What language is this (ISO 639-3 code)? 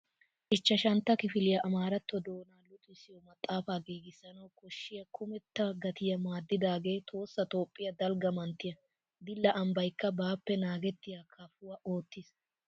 wal